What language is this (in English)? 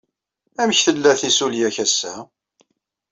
Kabyle